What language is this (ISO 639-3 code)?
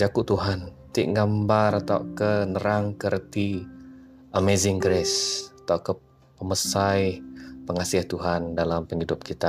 msa